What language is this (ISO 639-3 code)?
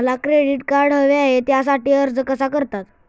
mar